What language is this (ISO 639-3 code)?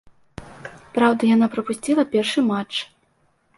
bel